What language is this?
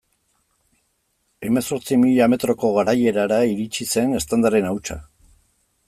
Basque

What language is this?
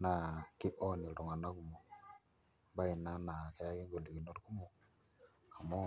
Masai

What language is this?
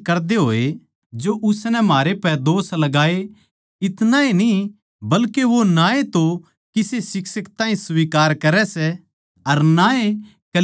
Haryanvi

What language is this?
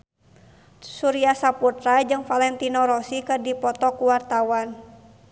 Sundanese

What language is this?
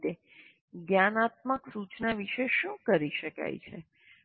Gujarati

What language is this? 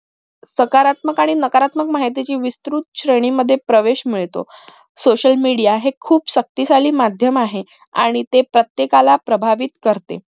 Marathi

